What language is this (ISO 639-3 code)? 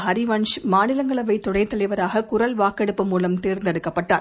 tam